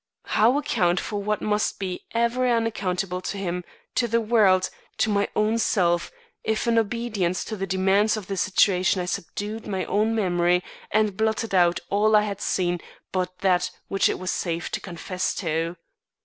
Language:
English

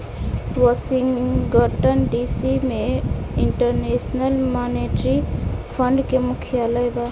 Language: Bhojpuri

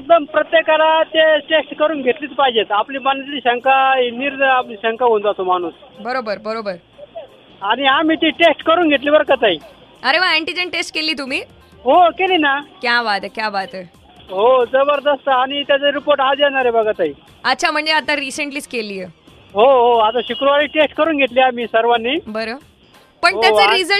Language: Marathi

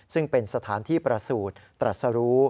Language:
Thai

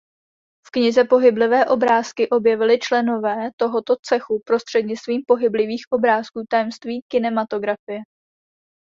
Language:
Czech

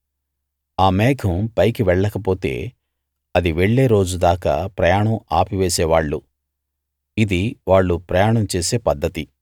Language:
Telugu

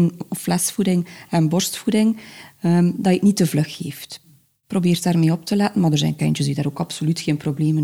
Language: Dutch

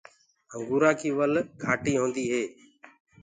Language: Gurgula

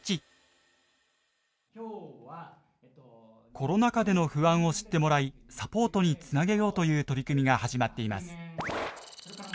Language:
Japanese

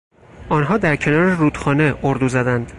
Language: Persian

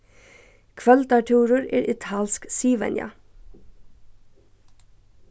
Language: Faroese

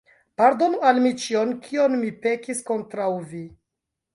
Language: Esperanto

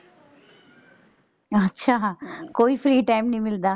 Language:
Punjabi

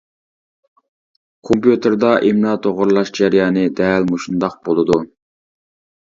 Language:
Uyghur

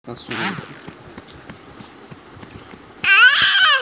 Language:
Bhojpuri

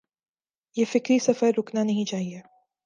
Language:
Urdu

